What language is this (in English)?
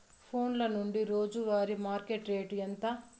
Telugu